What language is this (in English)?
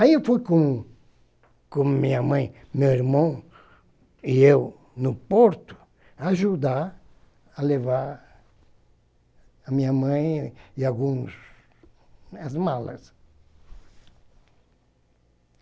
Portuguese